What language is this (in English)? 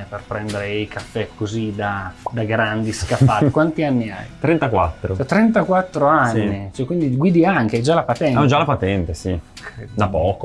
Italian